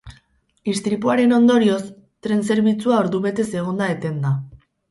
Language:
Basque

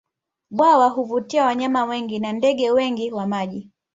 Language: Swahili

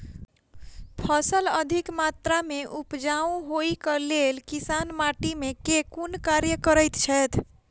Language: Maithili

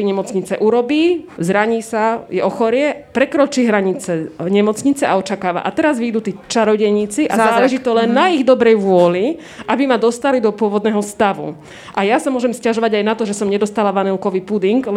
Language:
Slovak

